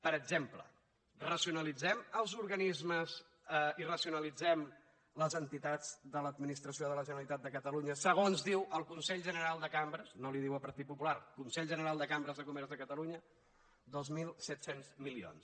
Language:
Catalan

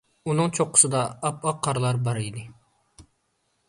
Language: Uyghur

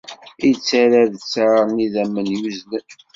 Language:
Kabyle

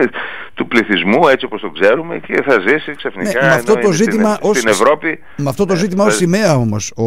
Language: Greek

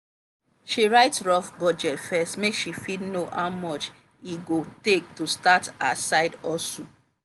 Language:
Nigerian Pidgin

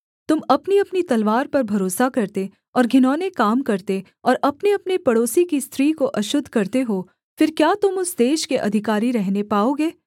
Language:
Hindi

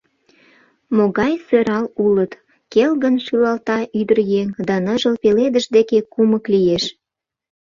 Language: Mari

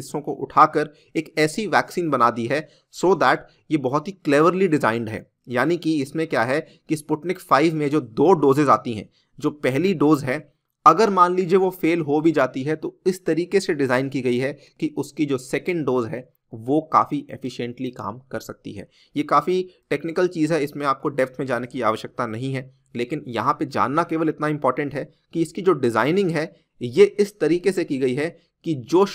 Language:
Hindi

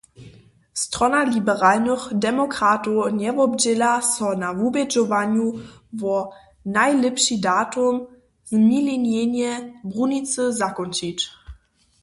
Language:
Upper Sorbian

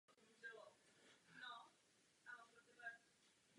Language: Czech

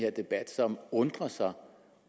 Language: Danish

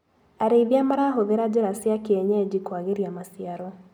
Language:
Kikuyu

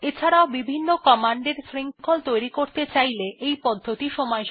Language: Bangla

